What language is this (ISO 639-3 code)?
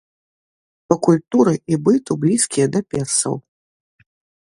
bel